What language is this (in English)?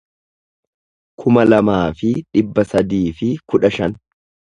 Oromo